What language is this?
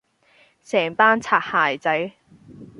Cantonese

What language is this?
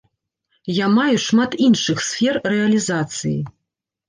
Belarusian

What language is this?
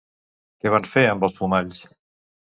Catalan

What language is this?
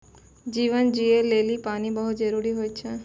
Maithili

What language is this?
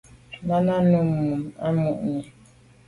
Medumba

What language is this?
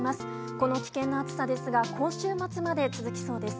Japanese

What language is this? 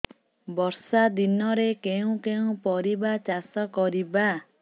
Odia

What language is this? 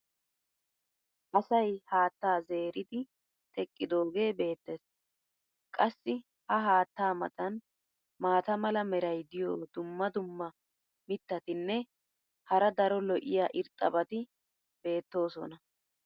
Wolaytta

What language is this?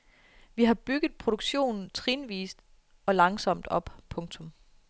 Danish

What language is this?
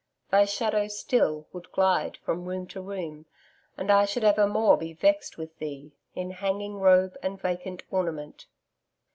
English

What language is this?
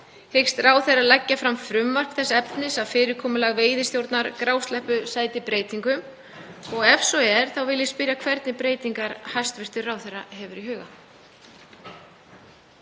Icelandic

